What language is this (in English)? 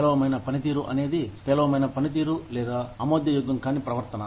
Telugu